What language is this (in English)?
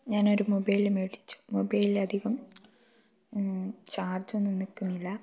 Malayalam